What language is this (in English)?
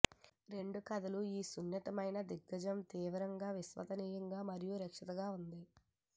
Telugu